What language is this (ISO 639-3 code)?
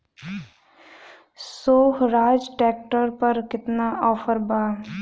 bho